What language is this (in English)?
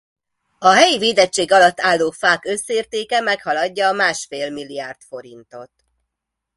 Hungarian